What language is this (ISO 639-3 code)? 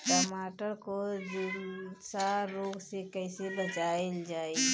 bho